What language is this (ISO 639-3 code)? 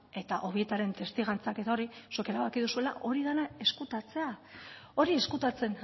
eus